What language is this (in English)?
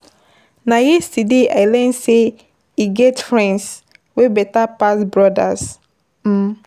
Nigerian Pidgin